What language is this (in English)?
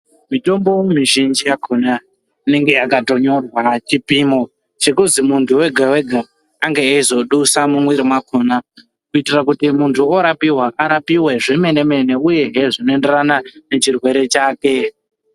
Ndau